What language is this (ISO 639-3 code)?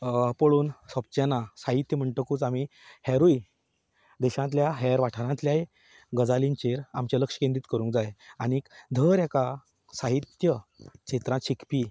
kok